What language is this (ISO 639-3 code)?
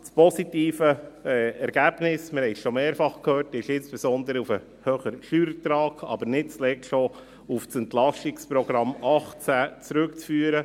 gsw